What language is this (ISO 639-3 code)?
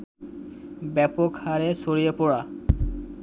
ben